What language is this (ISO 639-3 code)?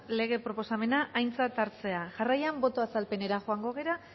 eus